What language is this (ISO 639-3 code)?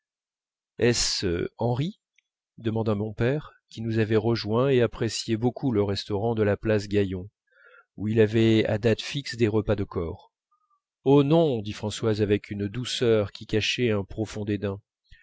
fra